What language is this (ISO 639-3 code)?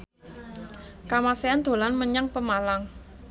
jav